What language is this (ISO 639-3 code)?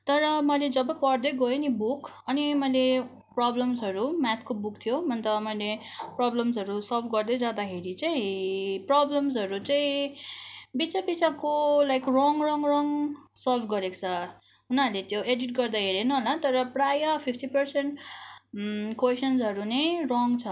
nep